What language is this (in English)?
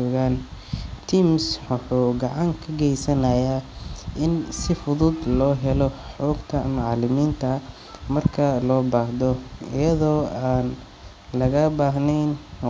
Somali